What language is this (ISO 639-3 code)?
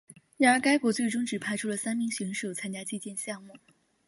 zho